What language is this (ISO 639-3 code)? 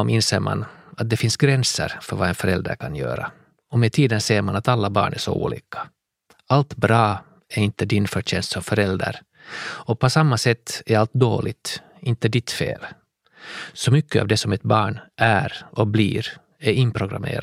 swe